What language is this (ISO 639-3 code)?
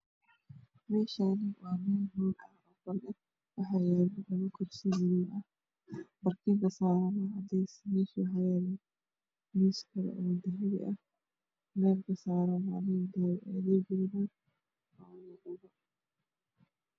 som